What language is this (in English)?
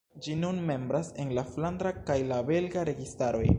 Esperanto